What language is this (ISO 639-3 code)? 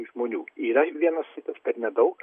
lit